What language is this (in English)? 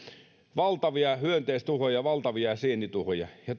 Finnish